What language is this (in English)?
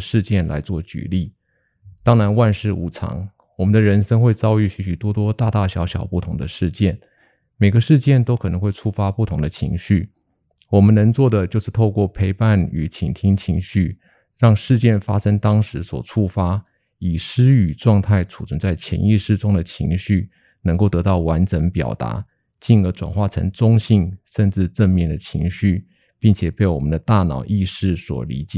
Chinese